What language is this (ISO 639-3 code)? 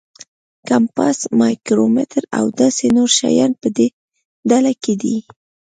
pus